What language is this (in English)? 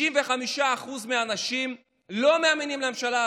Hebrew